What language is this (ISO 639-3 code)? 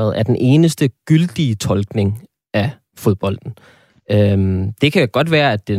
dan